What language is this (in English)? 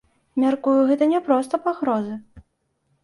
Belarusian